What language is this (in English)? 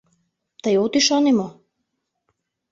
Mari